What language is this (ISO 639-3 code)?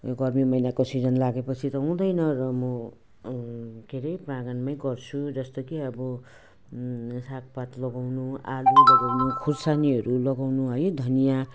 nep